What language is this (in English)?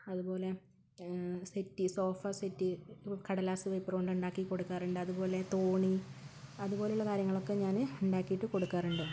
Malayalam